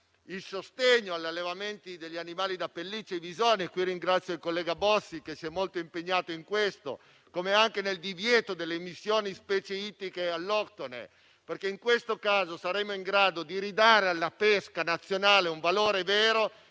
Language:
Italian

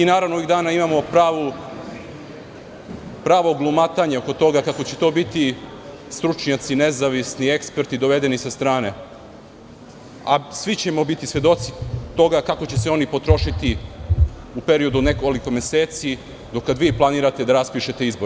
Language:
Serbian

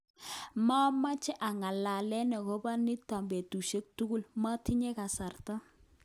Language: Kalenjin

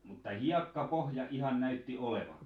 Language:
Finnish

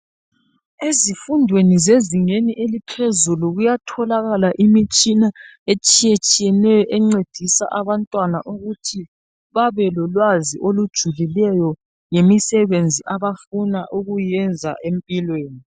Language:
North Ndebele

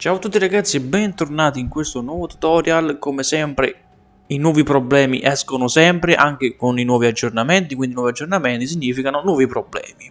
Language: Italian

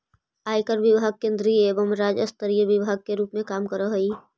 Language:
Magahi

